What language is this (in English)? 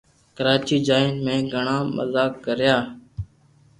Loarki